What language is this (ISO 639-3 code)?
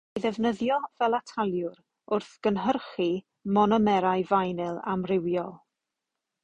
cym